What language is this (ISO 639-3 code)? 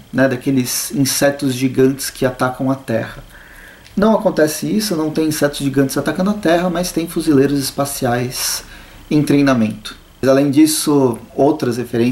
por